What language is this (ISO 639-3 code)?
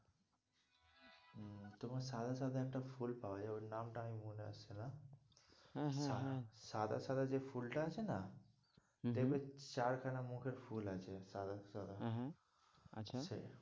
ben